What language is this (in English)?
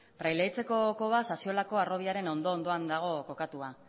Basque